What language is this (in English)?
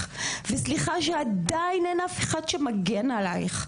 Hebrew